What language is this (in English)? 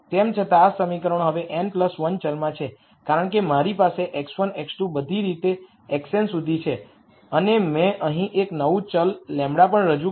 Gujarati